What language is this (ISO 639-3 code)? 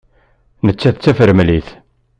kab